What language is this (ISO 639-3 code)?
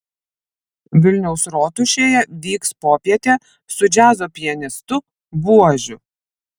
lit